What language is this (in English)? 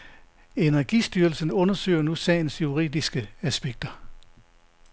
Danish